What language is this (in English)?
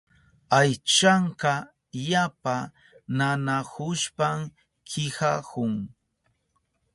Southern Pastaza Quechua